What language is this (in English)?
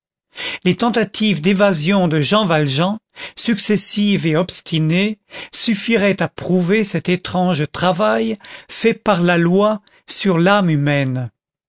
French